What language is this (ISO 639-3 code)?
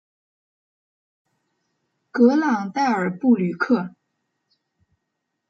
zho